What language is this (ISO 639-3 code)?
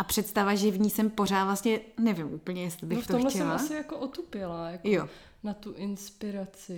ces